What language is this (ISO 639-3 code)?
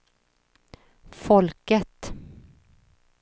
swe